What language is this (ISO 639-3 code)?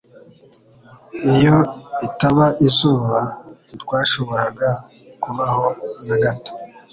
kin